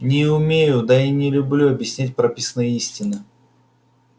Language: Russian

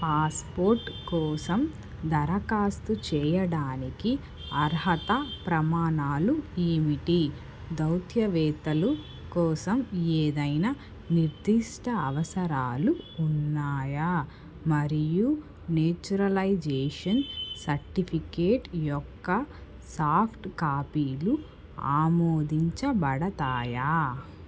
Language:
Telugu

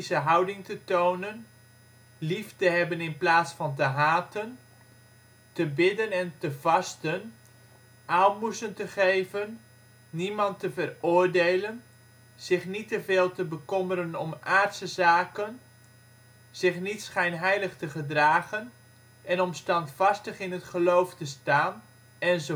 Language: Dutch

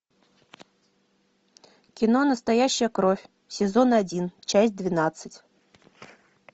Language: Russian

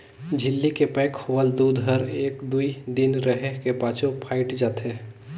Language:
Chhattisgarhi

